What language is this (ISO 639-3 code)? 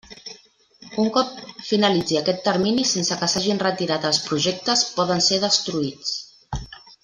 cat